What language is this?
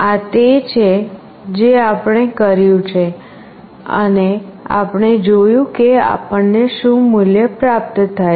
Gujarati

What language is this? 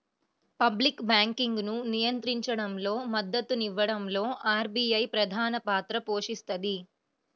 Telugu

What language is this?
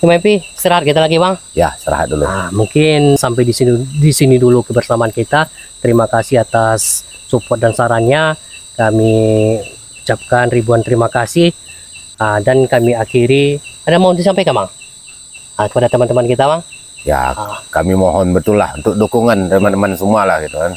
Indonesian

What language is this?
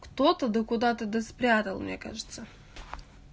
Russian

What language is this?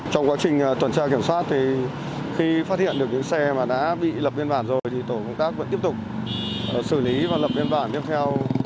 Vietnamese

